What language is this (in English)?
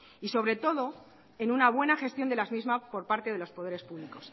Spanish